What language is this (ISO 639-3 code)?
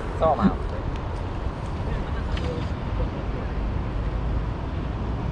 ind